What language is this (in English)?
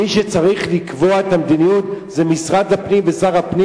Hebrew